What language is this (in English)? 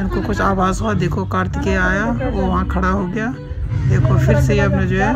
Hindi